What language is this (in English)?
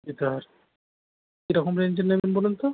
Bangla